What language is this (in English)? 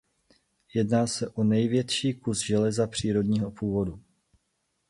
Czech